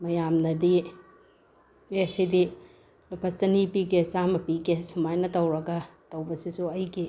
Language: Manipuri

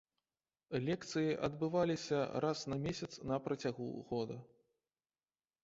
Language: Belarusian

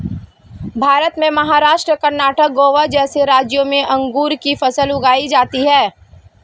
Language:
Hindi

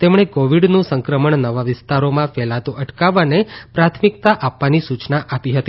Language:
Gujarati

